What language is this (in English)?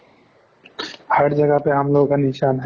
Assamese